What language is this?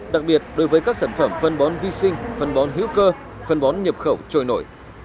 Vietnamese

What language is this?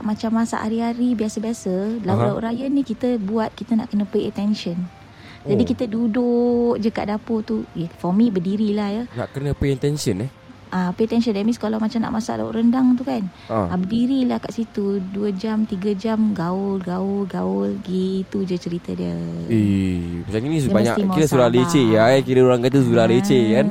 Malay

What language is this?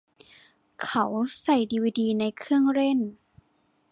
Thai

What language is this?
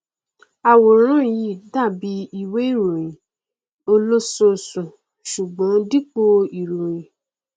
Yoruba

